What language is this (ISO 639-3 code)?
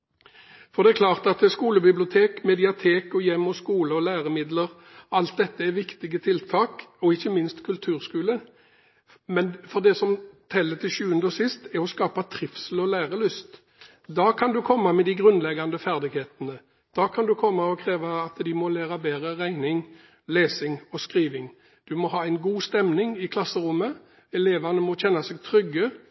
nob